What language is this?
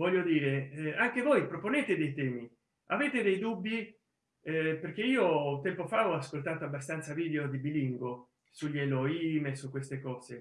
Italian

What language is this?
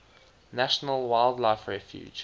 English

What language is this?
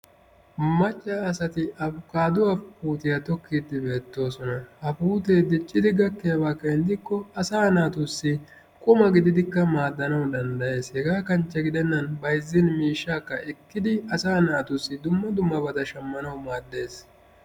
Wolaytta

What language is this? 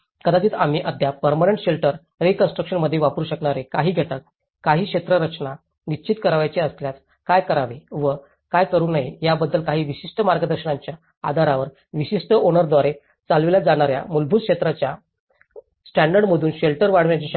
Marathi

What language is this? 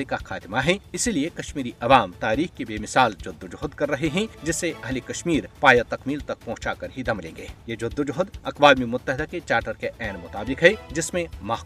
Urdu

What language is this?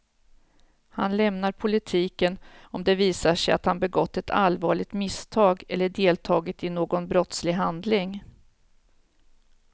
Swedish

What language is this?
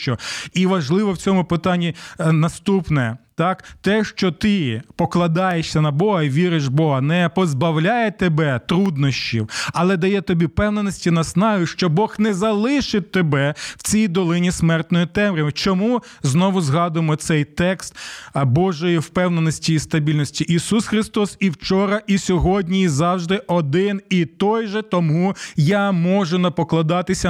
Ukrainian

